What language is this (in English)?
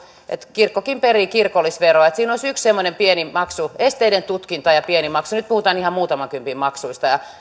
Finnish